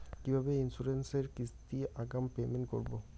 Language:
Bangla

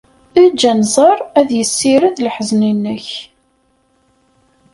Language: Kabyle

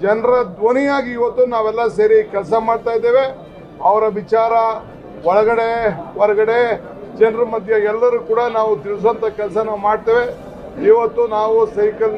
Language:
Hindi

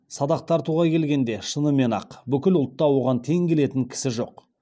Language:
Kazakh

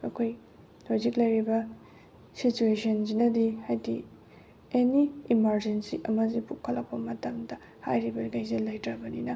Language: Manipuri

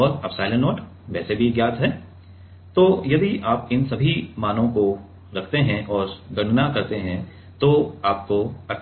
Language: Hindi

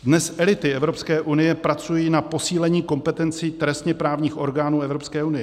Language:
Czech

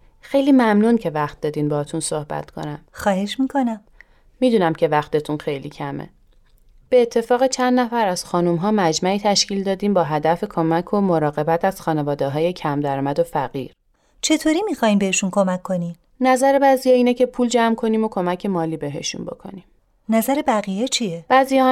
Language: Persian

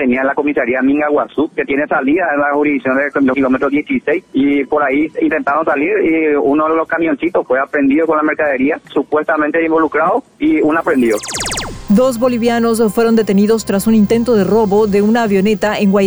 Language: Spanish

